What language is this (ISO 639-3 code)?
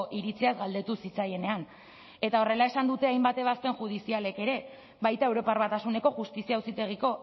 eus